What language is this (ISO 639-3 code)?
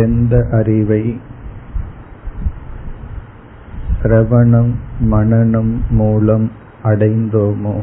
tam